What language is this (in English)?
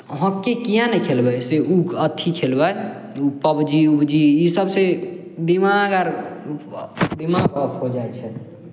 Maithili